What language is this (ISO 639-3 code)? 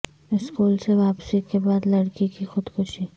urd